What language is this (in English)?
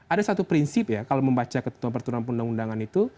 Indonesian